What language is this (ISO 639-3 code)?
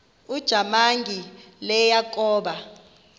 xho